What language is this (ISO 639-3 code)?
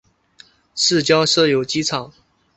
zho